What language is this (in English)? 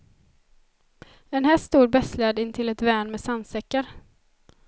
Swedish